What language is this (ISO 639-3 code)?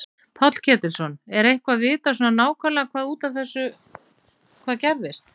isl